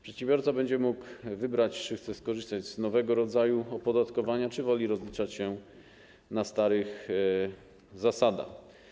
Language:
Polish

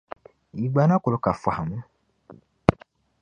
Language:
Dagbani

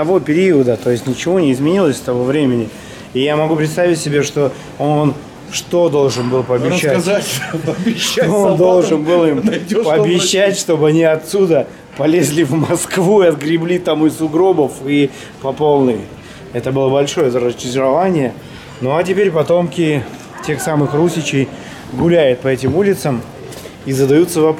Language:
Russian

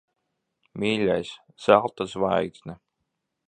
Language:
Latvian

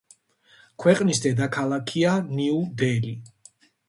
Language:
Georgian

